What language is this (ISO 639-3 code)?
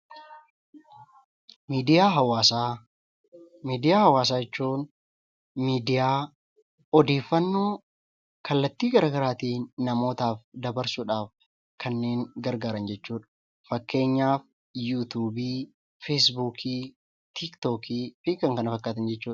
orm